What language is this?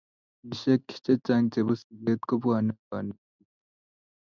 Kalenjin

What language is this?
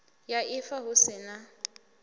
Venda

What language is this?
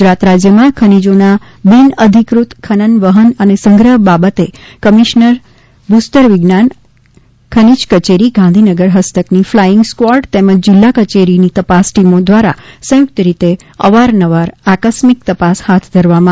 Gujarati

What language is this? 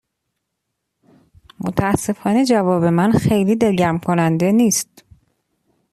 Persian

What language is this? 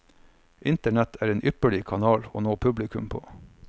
Norwegian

